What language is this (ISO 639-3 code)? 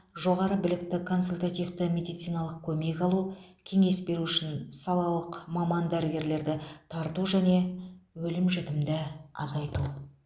kaz